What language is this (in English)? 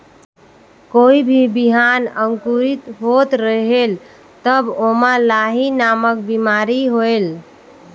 Chhattisgarhi